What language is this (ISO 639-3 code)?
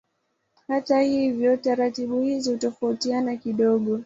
swa